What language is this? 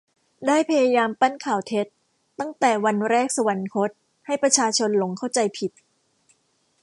Thai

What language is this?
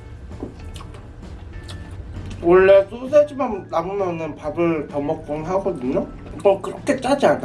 Korean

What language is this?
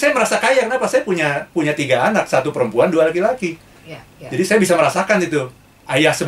Indonesian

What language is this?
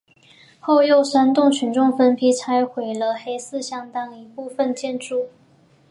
Chinese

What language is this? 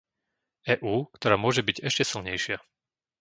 Slovak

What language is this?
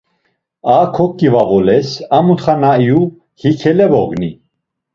Laz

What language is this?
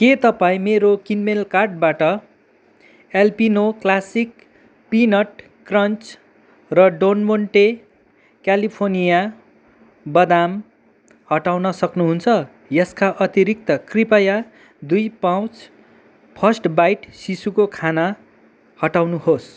Nepali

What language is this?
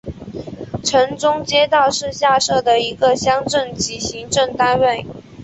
Chinese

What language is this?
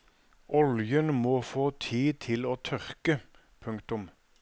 Norwegian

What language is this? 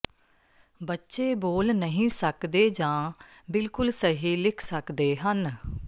Punjabi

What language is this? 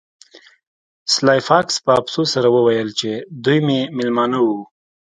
Pashto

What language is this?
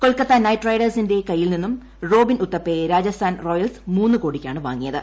Malayalam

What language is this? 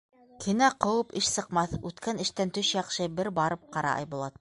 Bashkir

